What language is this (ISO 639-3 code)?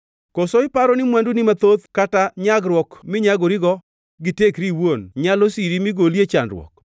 luo